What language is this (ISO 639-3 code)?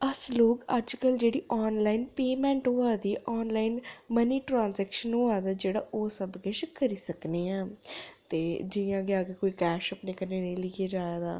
doi